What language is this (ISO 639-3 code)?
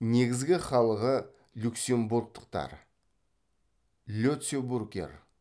kaz